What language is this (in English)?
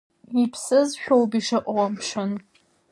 Abkhazian